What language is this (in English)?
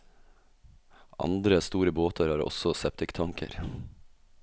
Norwegian